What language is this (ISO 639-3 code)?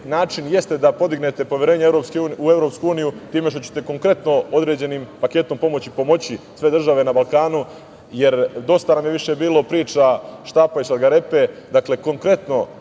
srp